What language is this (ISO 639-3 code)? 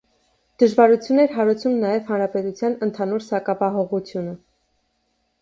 hye